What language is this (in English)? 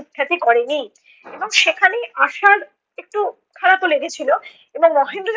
Bangla